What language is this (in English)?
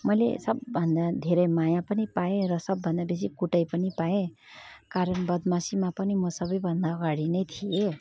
Nepali